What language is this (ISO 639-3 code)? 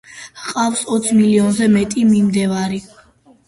kat